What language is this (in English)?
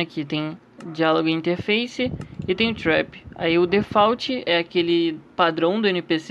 Portuguese